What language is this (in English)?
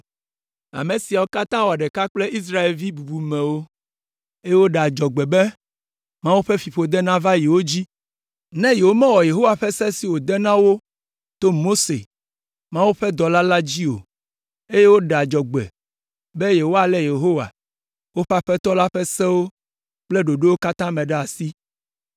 Ewe